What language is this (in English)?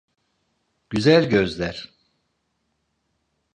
Turkish